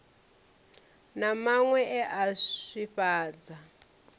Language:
Venda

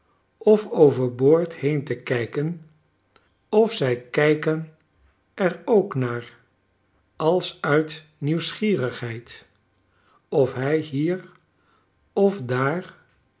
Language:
Dutch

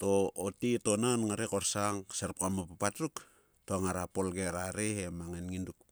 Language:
Sulka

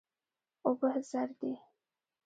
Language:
Pashto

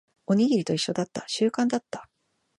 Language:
Japanese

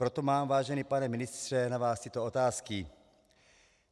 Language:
Czech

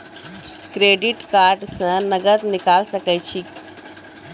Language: Maithili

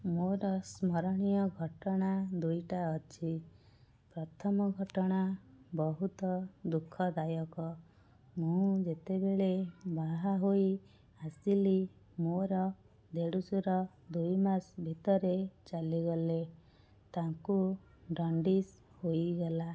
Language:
Odia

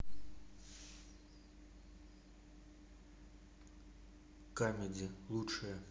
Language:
Russian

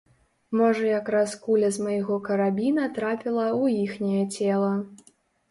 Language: Belarusian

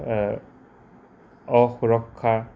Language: Assamese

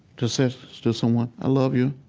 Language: English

